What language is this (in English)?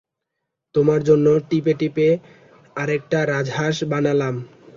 Bangla